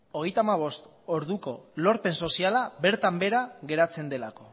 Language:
Basque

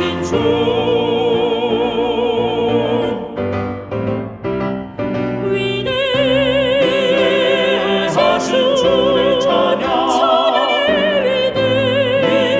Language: Romanian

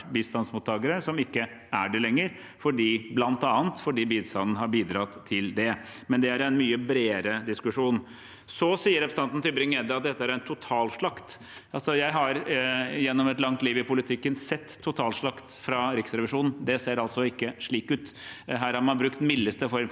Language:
Norwegian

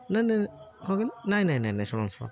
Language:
Odia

